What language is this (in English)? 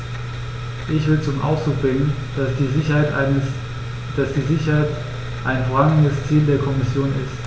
German